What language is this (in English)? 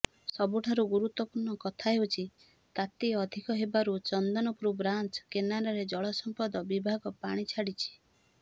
Odia